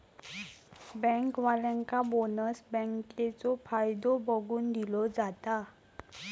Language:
Marathi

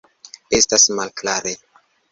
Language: Esperanto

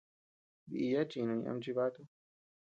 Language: Tepeuxila Cuicatec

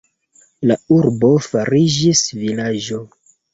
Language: Esperanto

